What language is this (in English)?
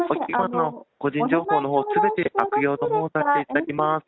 Japanese